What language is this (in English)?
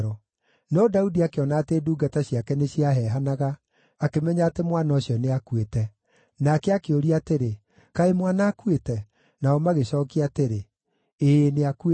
Kikuyu